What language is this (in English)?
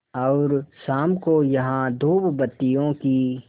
Hindi